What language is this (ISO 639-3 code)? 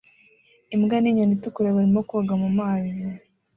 kin